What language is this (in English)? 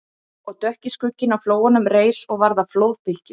Icelandic